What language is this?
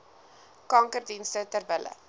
Afrikaans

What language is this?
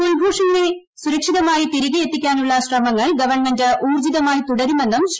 Malayalam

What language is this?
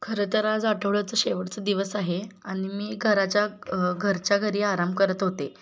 Marathi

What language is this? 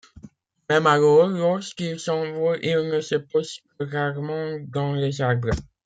French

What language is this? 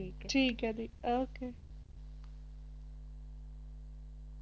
Punjabi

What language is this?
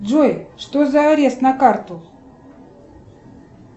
Russian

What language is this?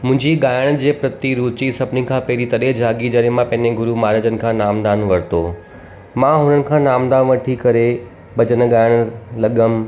Sindhi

